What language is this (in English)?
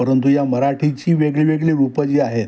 Marathi